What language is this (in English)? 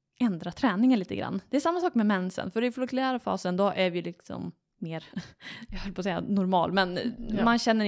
Swedish